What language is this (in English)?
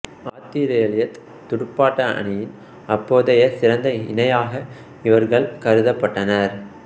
Tamil